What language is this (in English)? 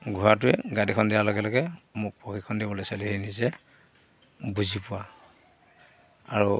Assamese